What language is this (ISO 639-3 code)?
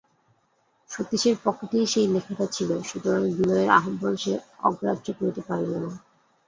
ben